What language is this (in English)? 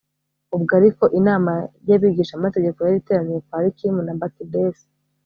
Kinyarwanda